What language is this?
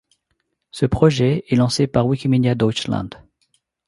French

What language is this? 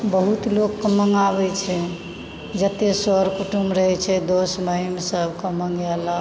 Maithili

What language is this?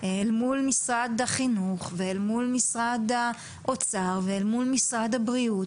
Hebrew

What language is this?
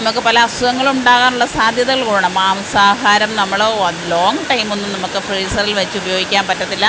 Malayalam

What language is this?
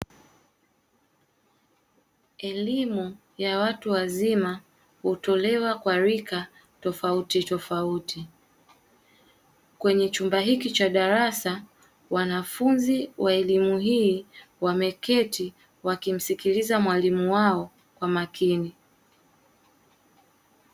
Swahili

